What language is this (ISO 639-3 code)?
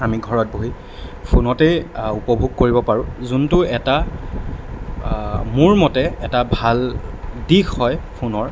asm